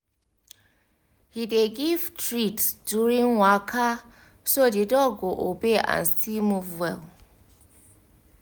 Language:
Nigerian Pidgin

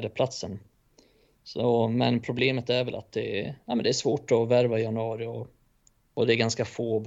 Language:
Swedish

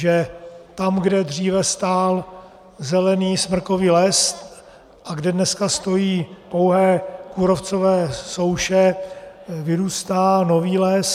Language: Czech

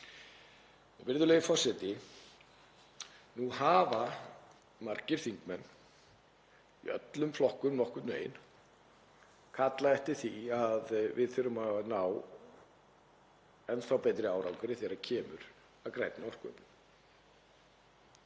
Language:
Icelandic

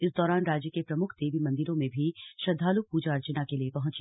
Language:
Hindi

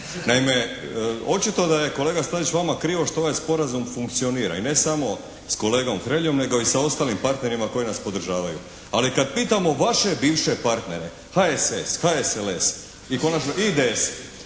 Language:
Croatian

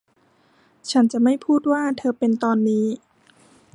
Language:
Thai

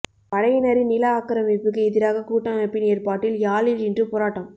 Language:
Tamil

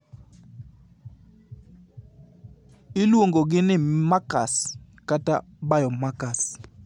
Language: Luo (Kenya and Tanzania)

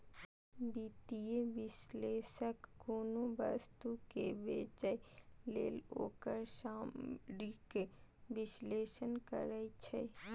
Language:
Maithili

